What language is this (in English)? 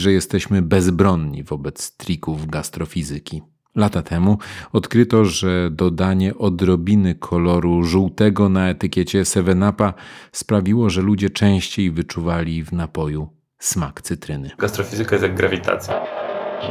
Polish